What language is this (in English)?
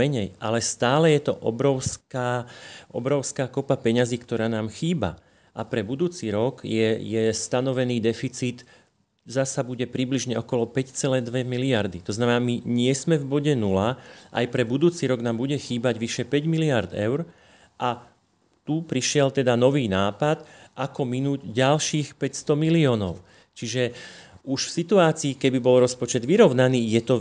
Slovak